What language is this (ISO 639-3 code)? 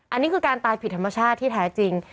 tha